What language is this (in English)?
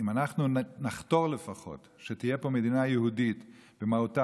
Hebrew